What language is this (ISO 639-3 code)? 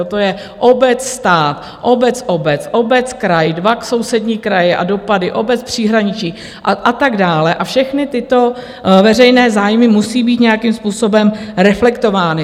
ces